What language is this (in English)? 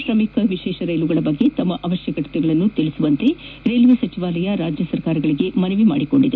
Kannada